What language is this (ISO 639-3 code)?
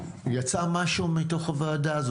heb